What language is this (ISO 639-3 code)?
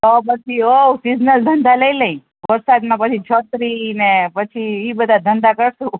guj